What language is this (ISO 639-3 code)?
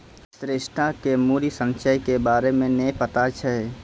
mai